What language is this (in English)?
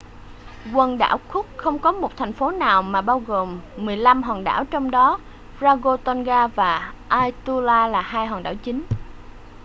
Vietnamese